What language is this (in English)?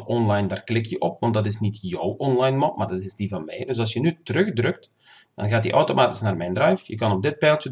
Dutch